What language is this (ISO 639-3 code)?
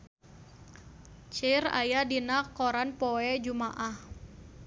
sun